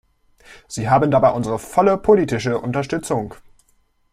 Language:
German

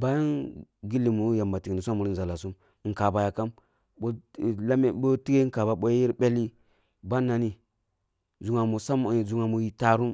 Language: Kulung (Nigeria)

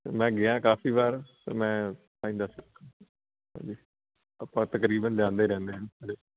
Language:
Punjabi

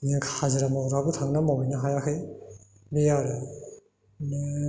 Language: Bodo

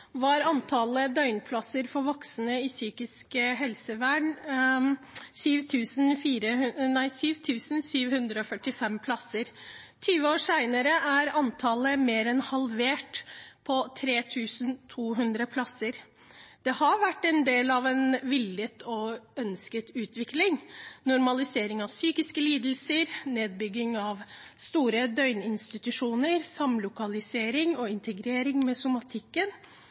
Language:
Norwegian Bokmål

